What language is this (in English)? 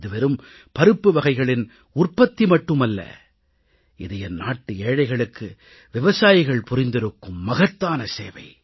Tamil